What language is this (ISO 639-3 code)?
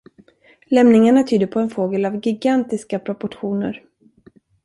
swe